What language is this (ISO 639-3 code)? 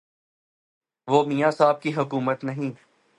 urd